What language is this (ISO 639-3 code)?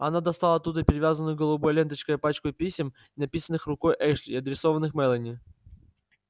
rus